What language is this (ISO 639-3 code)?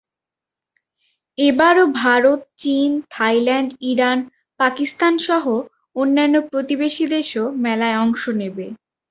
ben